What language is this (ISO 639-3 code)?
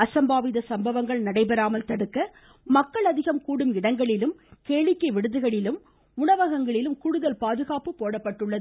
tam